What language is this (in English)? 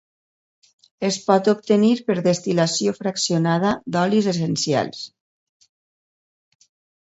Catalan